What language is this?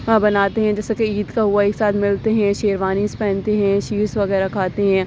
Urdu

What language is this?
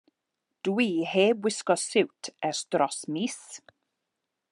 Welsh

